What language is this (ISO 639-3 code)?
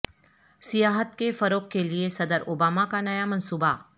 urd